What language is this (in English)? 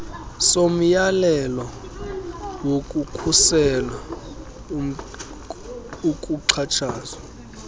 Xhosa